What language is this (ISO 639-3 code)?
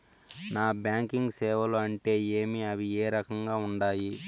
tel